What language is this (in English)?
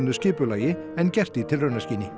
Icelandic